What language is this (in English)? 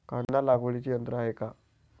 Marathi